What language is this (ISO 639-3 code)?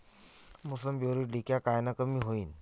mar